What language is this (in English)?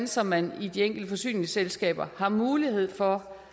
Danish